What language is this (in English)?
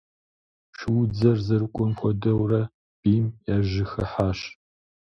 Kabardian